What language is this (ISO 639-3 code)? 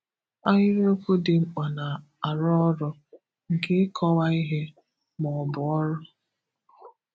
ibo